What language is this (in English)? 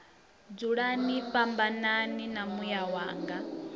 Venda